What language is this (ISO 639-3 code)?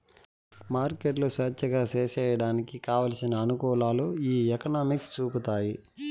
tel